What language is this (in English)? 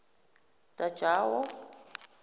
Zulu